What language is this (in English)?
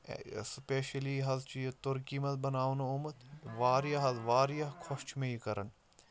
Kashmiri